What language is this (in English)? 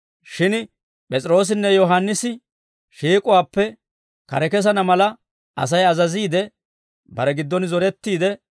Dawro